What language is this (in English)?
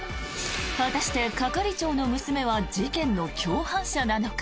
Japanese